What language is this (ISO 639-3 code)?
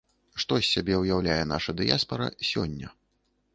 bel